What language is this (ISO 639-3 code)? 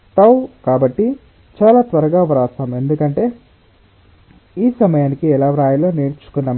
tel